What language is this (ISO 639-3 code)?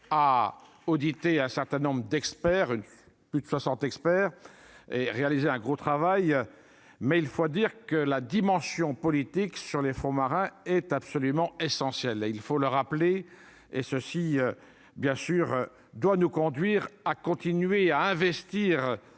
fra